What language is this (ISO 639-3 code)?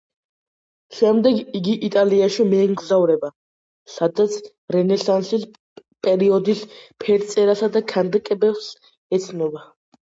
kat